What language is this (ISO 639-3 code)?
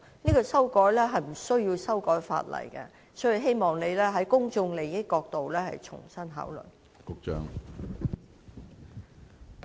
yue